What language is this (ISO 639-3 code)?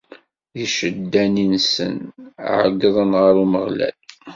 kab